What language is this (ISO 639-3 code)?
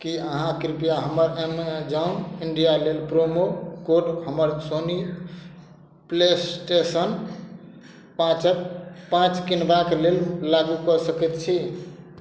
mai